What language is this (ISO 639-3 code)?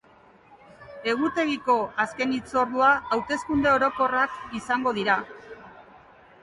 eus